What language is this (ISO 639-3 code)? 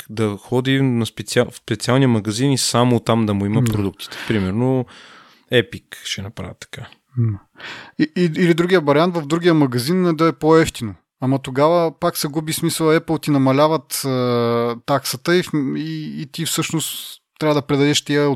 bul